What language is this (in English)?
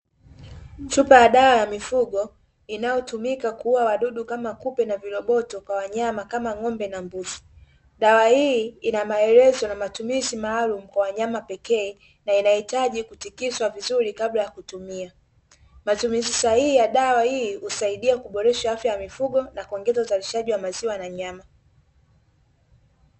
Swahili